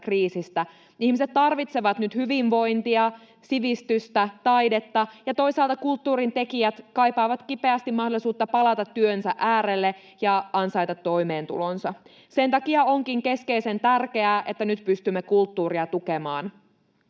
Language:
Finnish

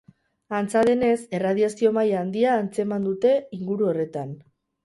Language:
Basque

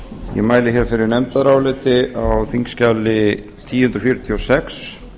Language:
Icelandic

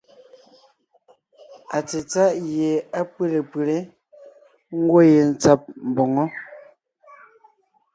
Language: Ngiemboon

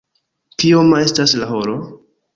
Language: Esperanto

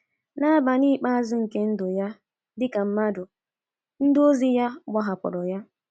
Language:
Igbo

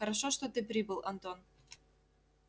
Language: Russian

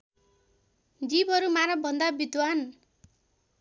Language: Nepali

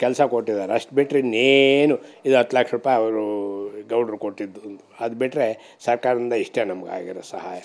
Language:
Hindi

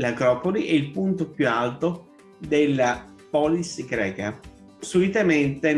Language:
Italian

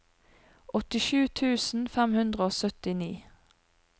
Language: Norwegian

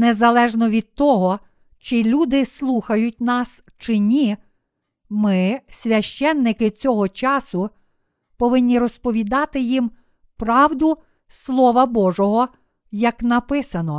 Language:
Ukrainian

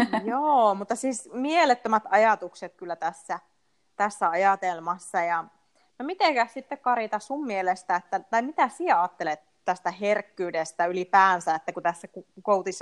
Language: Finnish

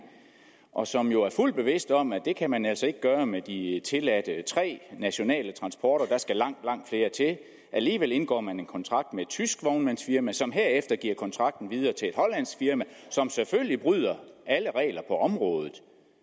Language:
Danish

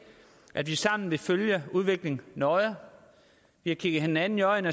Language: Danish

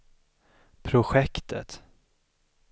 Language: Swedish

